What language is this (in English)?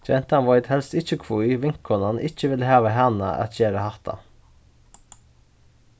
Faroese